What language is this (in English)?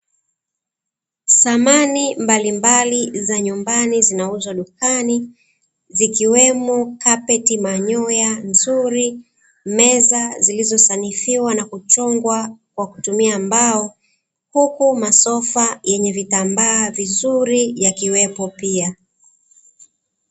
Swahili